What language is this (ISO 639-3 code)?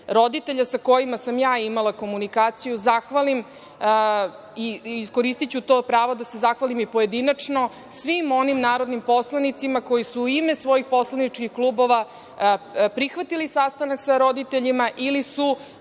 srp